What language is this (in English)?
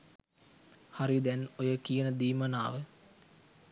Sinhala